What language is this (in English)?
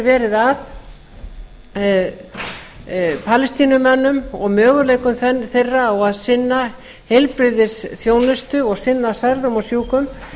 Icelandic